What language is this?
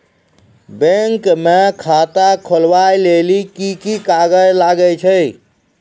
Maithili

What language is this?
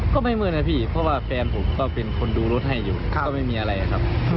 Thai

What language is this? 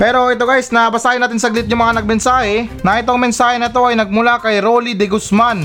Filipino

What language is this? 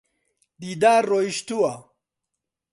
Central Kurdish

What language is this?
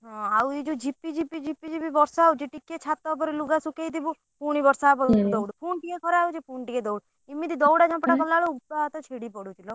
Odia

